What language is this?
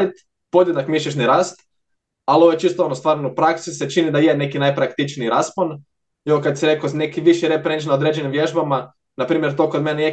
Croatian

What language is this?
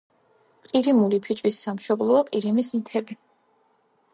Georgian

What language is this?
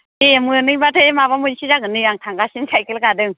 Bodo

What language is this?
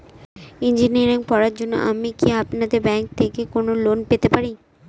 Bangla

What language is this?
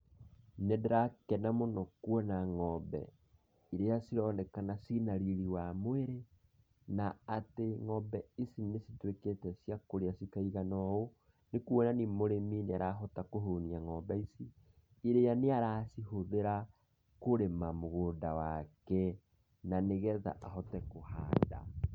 Kikuyu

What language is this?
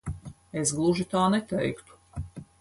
Latvian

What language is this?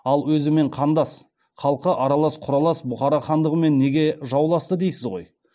Kazakh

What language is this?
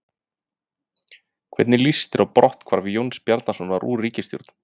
Icelandic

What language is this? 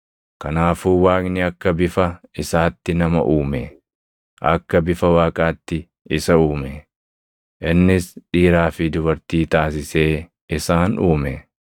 Oromo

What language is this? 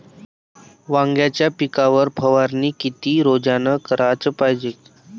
Marathi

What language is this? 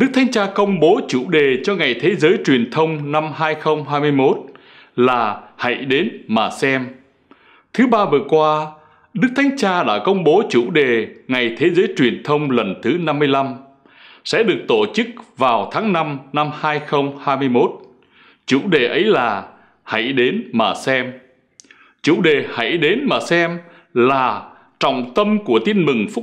Vietnamese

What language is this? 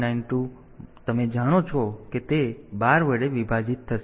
Gujarati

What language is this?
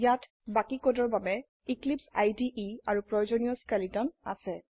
Assamese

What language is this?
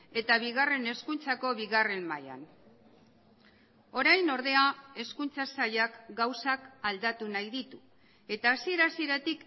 Basque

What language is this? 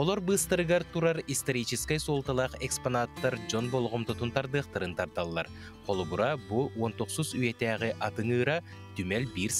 Turkish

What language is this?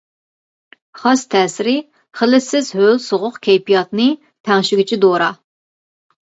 Uyghur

